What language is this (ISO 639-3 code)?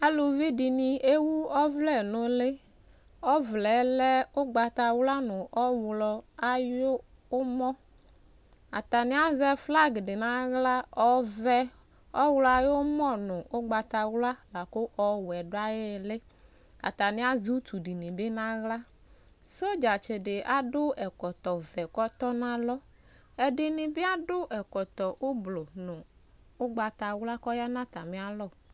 kpo